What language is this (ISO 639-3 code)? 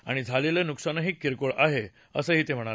mar